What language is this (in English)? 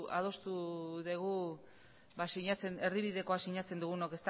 Basque